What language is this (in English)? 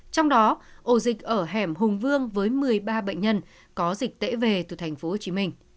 Vietnamese